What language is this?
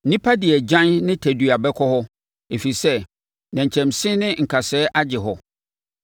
Akan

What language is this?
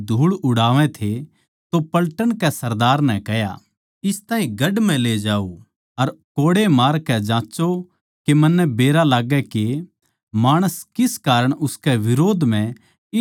Haryanvi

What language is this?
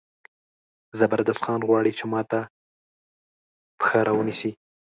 Pashto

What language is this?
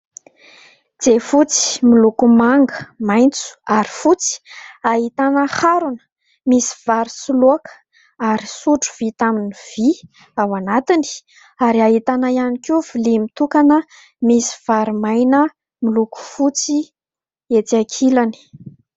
Malagasy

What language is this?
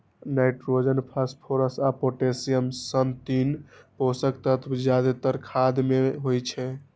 Maithili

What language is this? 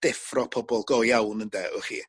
Welsh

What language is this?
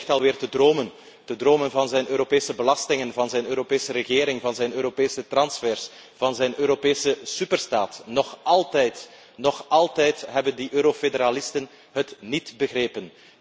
Dutch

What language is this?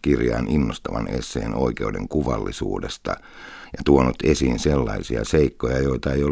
Finnish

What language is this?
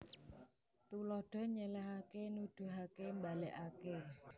Javanese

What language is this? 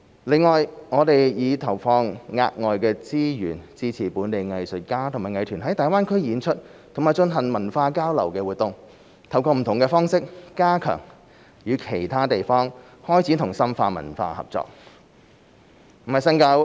Cantonese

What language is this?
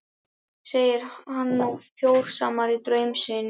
Icelandic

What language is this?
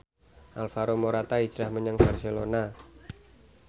Javanese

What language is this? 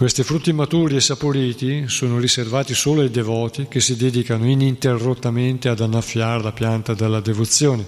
Italian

